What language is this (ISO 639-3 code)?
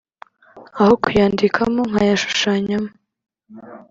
kin